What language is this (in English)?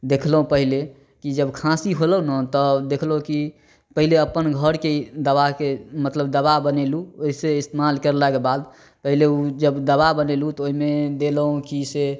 Maithili